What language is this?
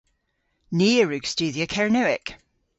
Cornish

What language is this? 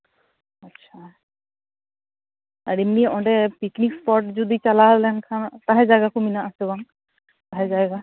Santali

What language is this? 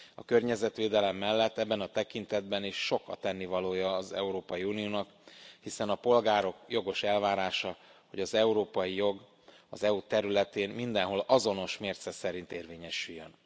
Hungarian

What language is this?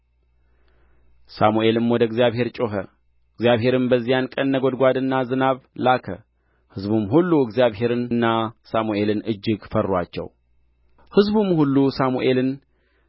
Amharic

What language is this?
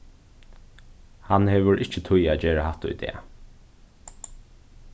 Faroese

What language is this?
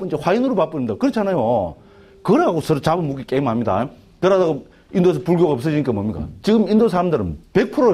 Korean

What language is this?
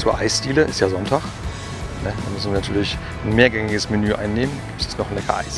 German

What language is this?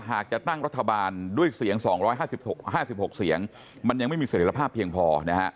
Thai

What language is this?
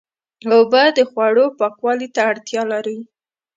Pashto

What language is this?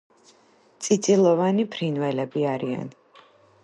Georgian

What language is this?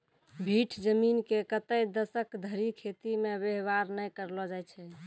Maithili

